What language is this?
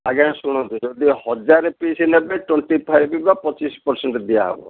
Odia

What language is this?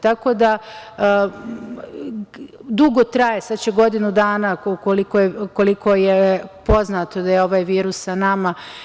Serbian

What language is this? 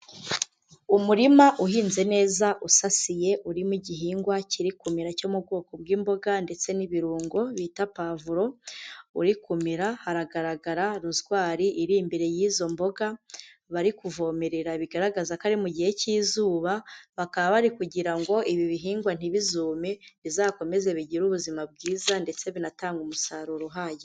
Kinyarwanda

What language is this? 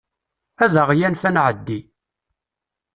Kabyle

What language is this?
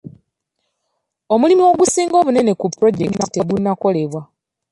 Ganda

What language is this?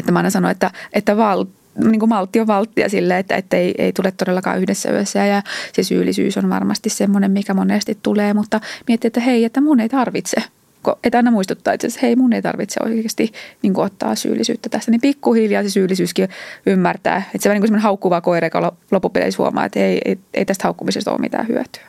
Finnish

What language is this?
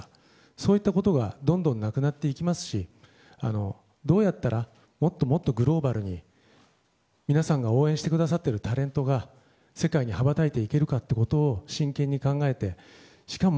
Japanese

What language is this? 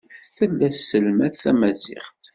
Kabyle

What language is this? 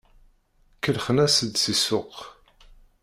Kabyle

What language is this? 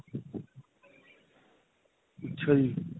Punjabi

